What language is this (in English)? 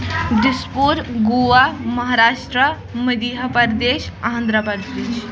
Kashmiri